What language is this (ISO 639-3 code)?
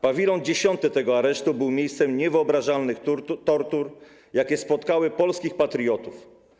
pol